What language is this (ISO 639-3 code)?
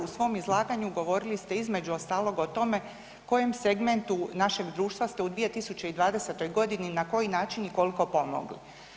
hrv